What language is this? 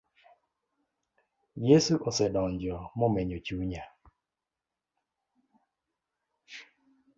Luo (Kenya and Tanzania)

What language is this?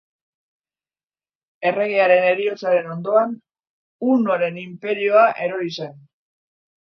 Basque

